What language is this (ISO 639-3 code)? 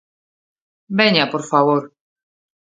glg